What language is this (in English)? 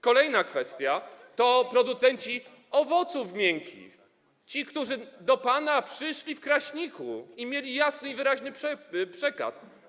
Polish